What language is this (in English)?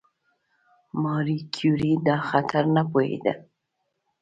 Pashto